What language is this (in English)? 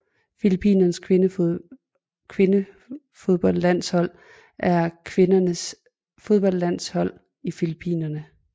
Danish